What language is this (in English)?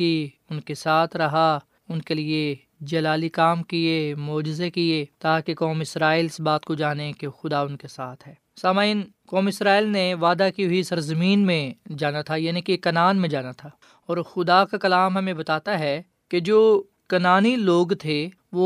Urdu